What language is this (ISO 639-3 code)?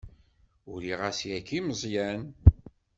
kab